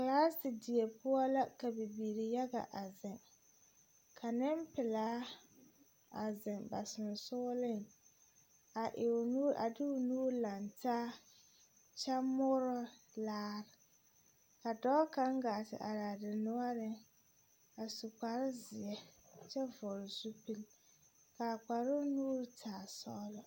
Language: Southern Dagaare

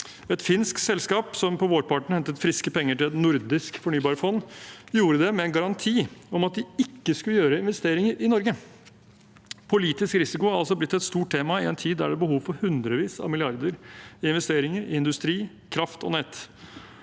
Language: Norwegian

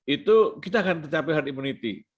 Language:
Indonesian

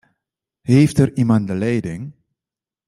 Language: Dutch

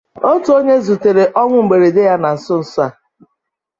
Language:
Igbo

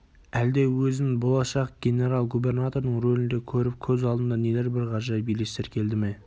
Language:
Kazakh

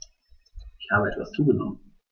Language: German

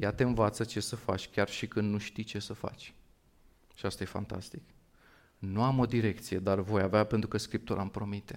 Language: Romanian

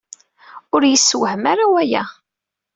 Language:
Kabyle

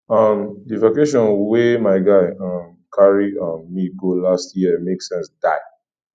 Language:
Nigerian Pidgin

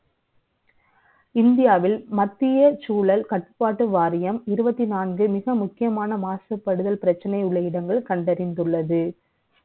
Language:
Tamil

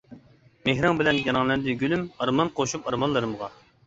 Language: Uyghur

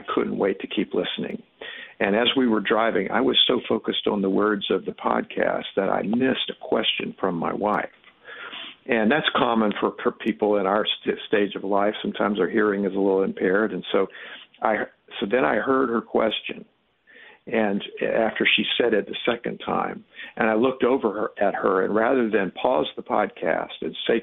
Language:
English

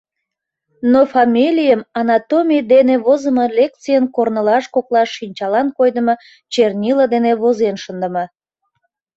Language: Mari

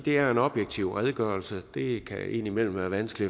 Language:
Danish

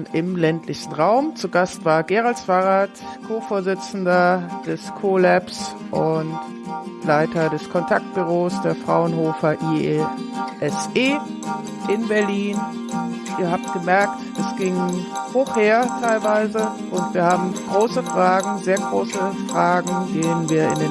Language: German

